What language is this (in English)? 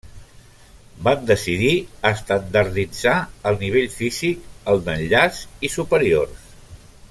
Catalan